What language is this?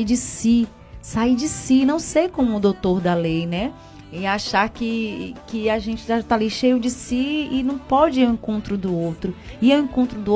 Portuguese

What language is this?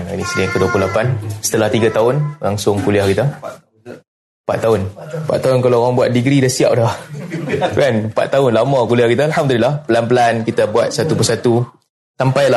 Malay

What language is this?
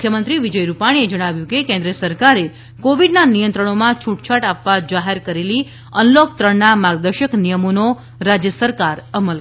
Gujarati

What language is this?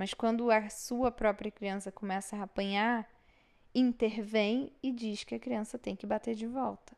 Portuguese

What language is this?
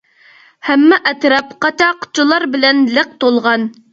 Uyghur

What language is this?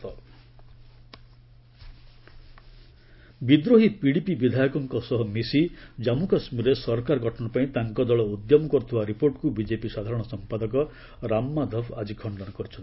Odia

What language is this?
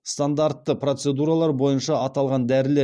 Kazakh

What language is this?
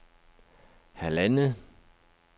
Danish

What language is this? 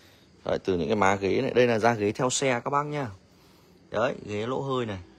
Vietnamese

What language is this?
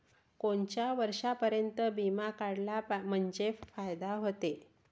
Marathi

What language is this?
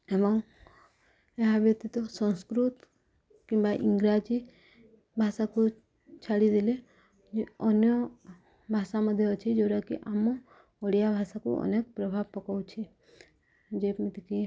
Odia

